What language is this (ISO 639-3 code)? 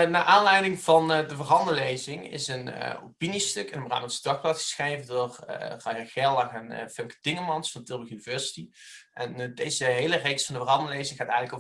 nld